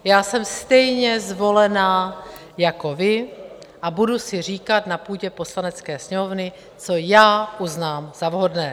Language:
Czech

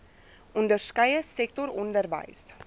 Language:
Afrikaans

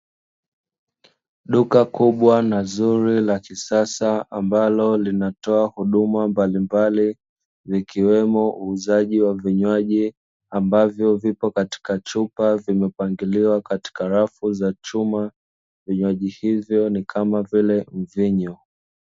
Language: Swahili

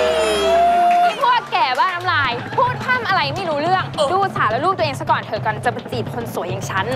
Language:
Thai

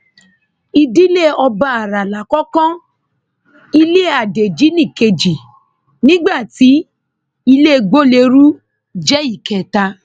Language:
Yoruba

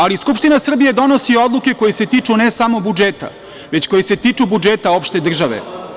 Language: Serbian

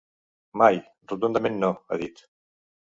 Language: Catalan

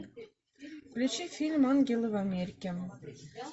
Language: Russian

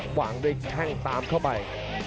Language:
Thai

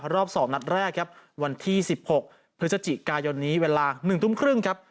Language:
Thai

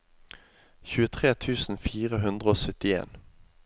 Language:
Norwegian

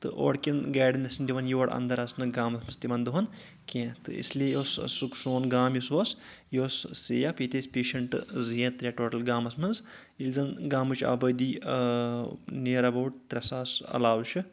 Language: Kashmiri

